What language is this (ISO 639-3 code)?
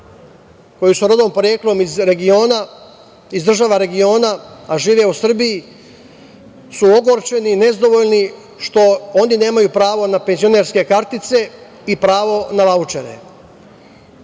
srp